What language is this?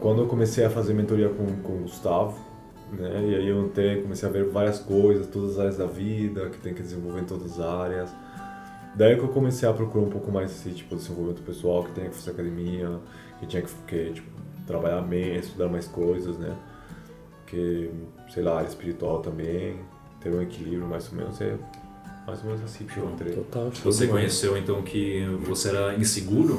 Portuguese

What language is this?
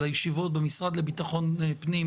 Hebrew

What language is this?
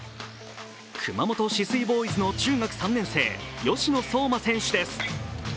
Japanese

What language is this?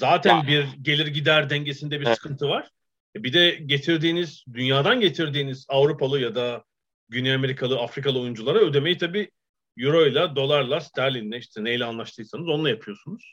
Turkish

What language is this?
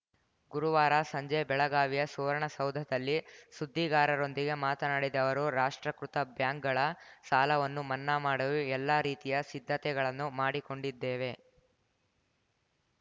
Kannada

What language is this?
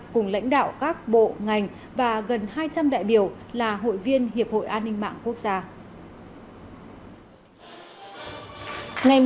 Vietnamese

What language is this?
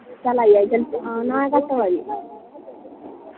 Dogri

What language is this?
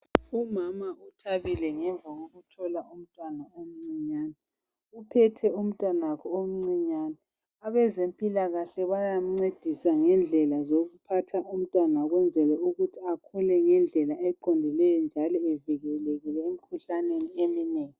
North Ndebele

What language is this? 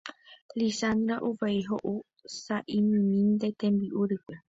Guarani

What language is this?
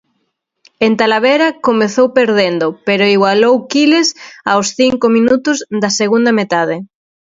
Galician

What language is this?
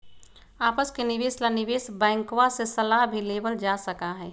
Magahi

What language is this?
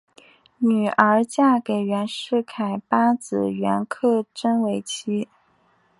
Chinese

